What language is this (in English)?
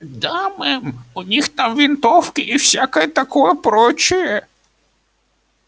Russian